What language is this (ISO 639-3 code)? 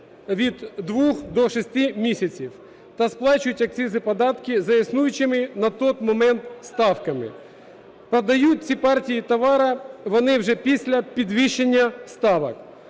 ukr